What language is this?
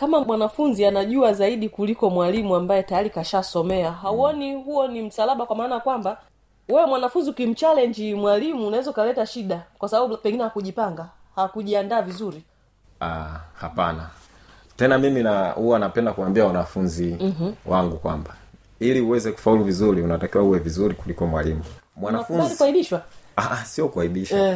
Swahili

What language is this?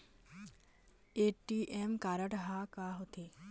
Chhattisgarhi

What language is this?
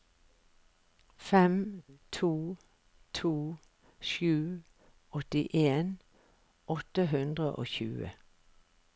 Norwegian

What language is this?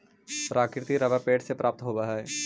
Magahi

